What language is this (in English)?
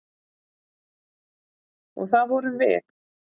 Icelandic